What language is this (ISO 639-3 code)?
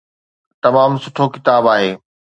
snd